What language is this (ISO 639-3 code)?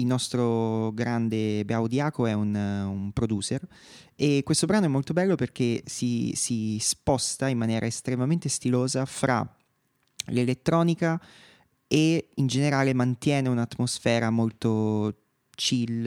ita